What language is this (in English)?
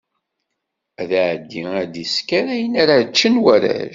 Kabyle